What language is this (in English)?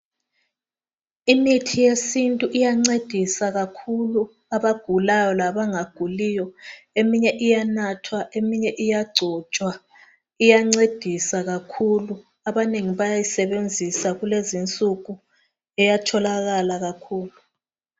North Ndebele